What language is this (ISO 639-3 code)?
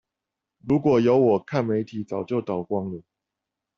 zho